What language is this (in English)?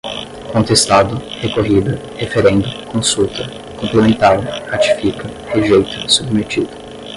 Portuguese